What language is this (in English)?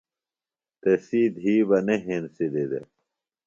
Phalura